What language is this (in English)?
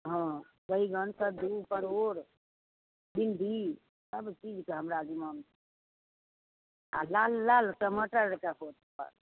Maithili